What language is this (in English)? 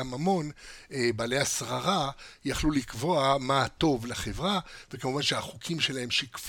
Hebrew